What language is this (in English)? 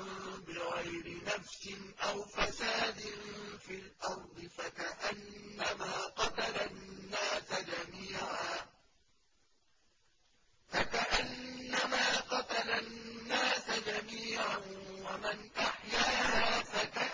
Arabic